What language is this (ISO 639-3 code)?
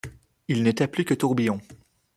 fra